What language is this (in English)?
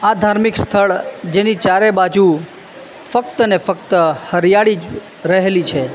Gujarati